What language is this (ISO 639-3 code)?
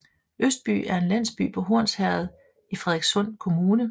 dan